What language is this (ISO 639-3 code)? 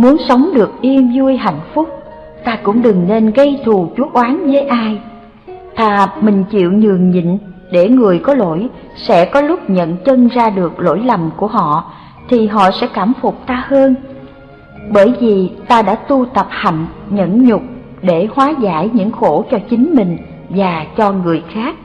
vie